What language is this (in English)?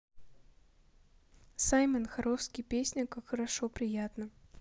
Russian